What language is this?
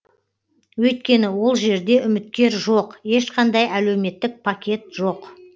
Kazakh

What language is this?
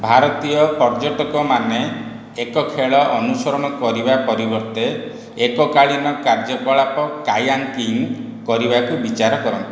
Odia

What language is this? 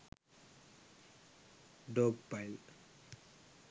Sinhala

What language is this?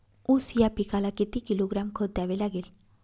Marathi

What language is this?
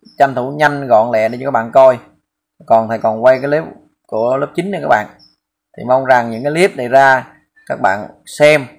Vietnamese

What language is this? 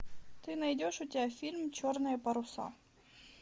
Russian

